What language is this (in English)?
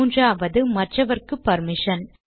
Tamil